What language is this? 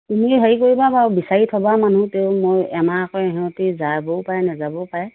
Assamese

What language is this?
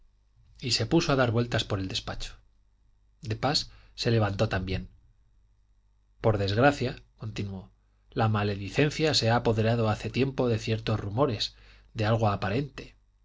Spanish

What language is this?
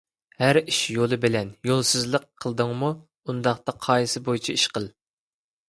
Uyghur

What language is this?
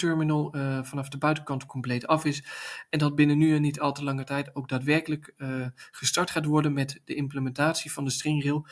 Dutch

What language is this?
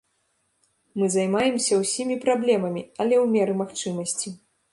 Belarusian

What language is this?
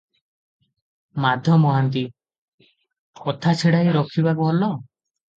Odia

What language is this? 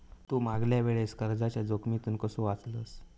Marathi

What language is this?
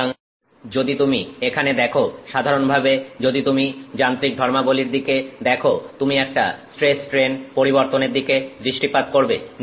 Bangla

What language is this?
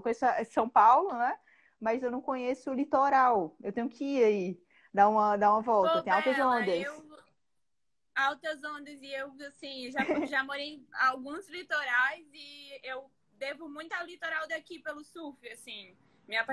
Portuguese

